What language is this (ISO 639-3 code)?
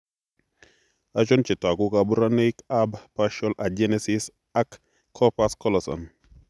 kln